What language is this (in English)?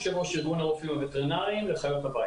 Hebrew